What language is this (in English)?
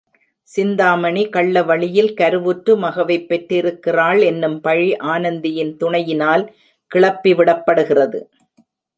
Tamil